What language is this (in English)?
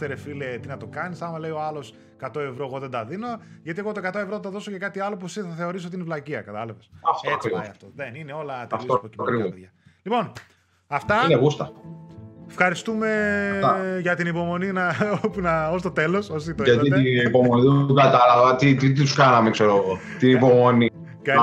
Greek